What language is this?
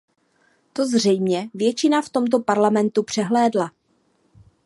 Czech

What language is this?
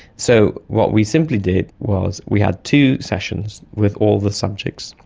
English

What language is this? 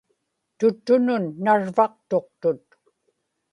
Inupiaq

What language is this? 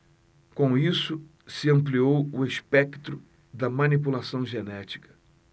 Portuguese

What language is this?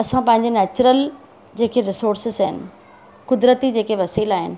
Sindhi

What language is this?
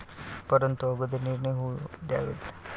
Marathi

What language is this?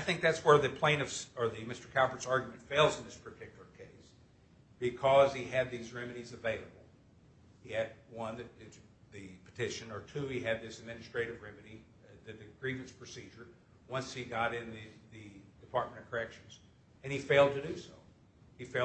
English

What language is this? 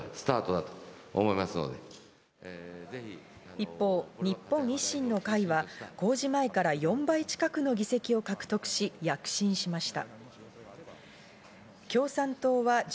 Japanese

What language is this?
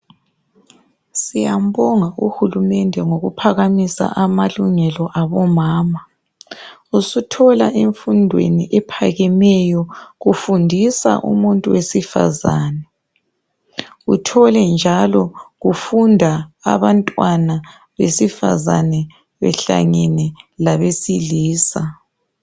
North Ndebele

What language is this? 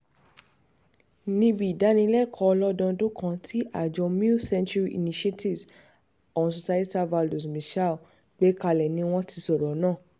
Yoruba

